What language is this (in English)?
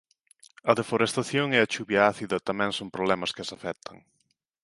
Galician